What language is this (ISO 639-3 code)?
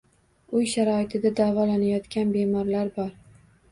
uzb